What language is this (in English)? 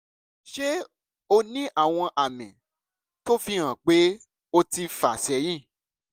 Yoruba